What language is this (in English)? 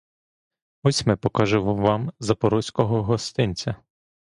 Ukrainian